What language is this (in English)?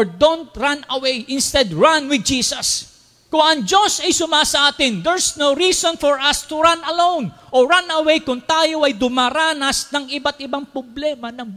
Filipino